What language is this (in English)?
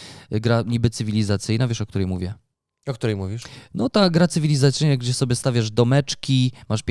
Polish